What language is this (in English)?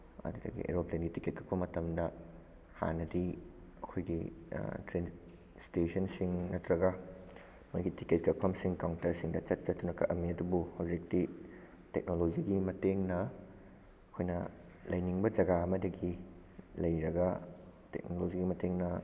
Manipuri